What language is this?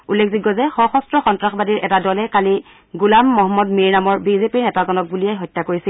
Assamese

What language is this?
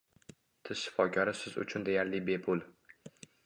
Uzbek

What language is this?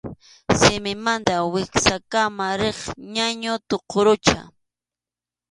Arequipa-La Unión Quechua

